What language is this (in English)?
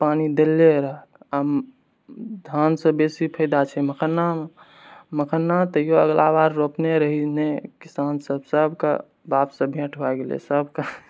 Maithili